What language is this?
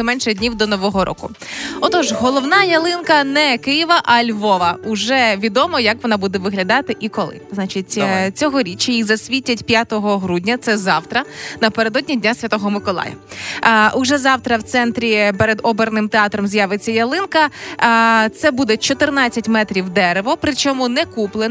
Ukrainian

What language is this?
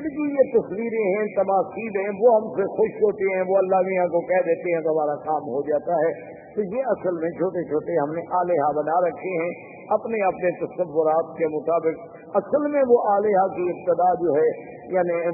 Urdu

